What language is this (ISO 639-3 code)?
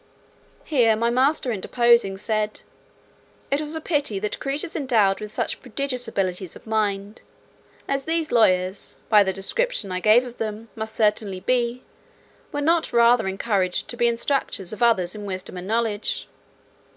eng